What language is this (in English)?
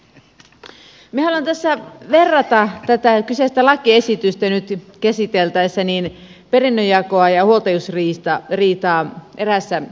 Finnish